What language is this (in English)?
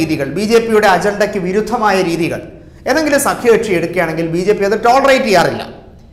Indonesian